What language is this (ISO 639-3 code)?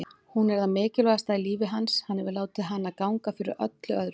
isl